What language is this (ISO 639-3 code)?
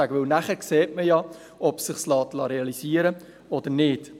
gsw